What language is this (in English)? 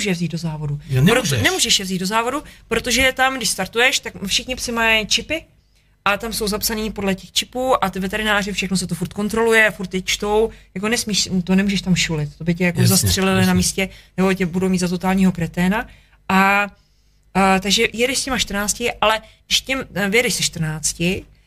Czech